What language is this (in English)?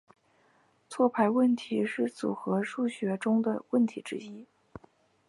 Chinese